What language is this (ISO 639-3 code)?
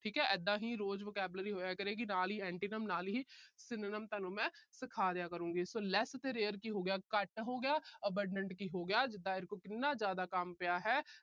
pan